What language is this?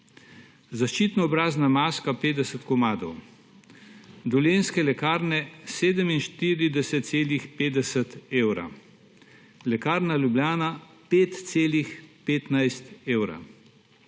Slovenian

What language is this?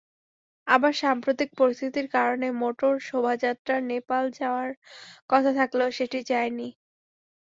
Bangla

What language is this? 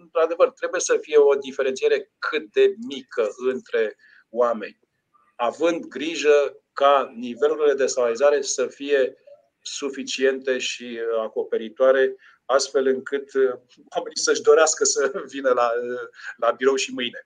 Romanian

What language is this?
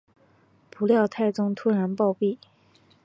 Chinese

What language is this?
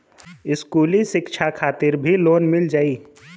Bhojpuri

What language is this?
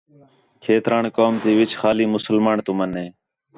Khetrani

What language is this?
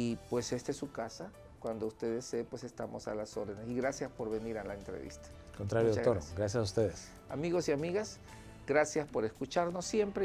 Spanish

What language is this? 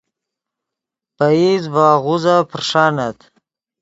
Yidgha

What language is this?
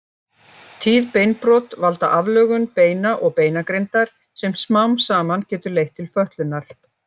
Icelandic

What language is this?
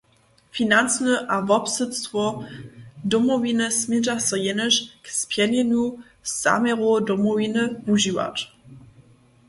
Upper Sorbian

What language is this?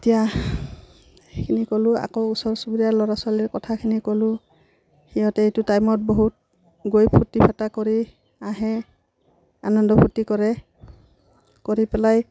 Assamese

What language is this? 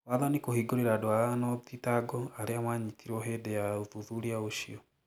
Kikuyu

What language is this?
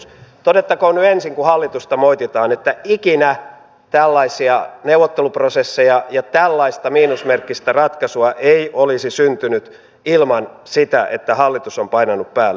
Finnish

